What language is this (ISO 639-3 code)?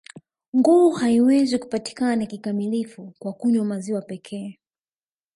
swa